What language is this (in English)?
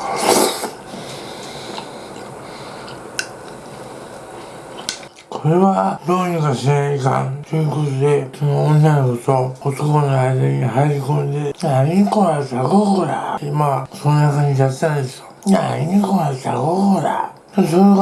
Japanese